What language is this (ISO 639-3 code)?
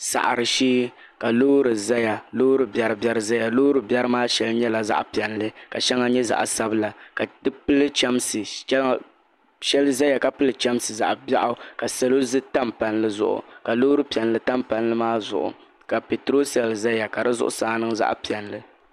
dag